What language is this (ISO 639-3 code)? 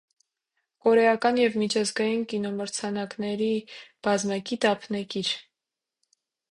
hye